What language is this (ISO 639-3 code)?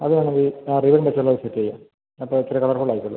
mal